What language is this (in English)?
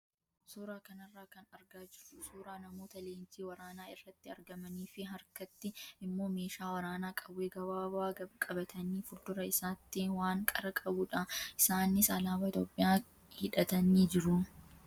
Oromo